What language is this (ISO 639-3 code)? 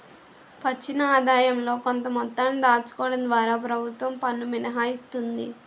tel